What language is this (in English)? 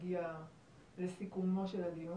Hebrew